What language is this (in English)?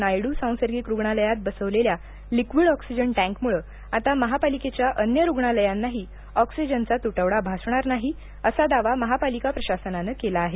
Marathi